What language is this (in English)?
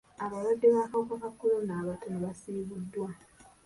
Ganda